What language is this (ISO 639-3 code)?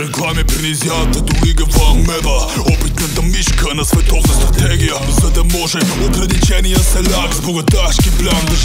ron